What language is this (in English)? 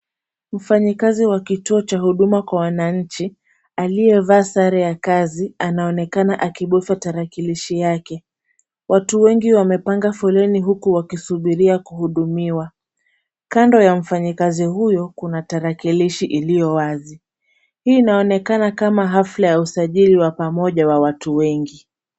Swahili